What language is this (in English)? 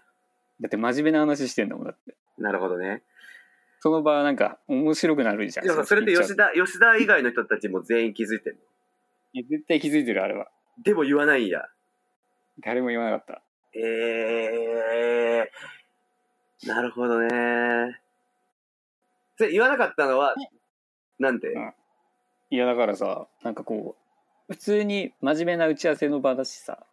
Japanese